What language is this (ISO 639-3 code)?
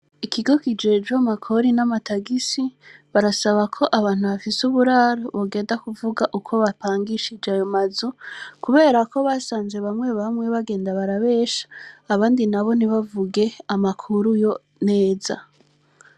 run